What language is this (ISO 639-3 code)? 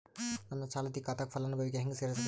kan